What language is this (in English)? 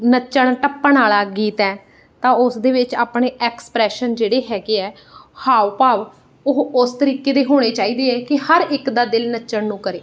Punjabi